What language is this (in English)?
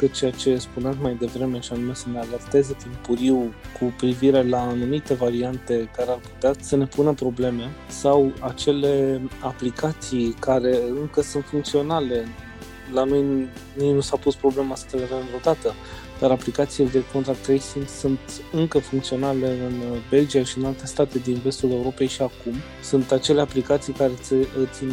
Romanian